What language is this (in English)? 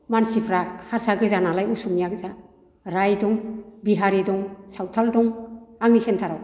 Bodo